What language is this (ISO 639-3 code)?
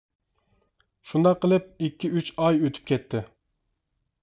uig